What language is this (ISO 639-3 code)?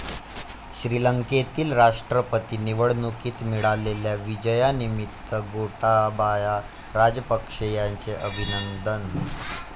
mar